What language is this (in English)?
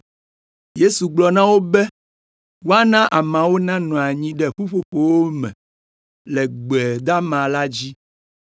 Ewe